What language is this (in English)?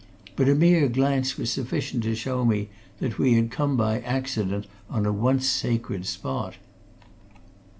English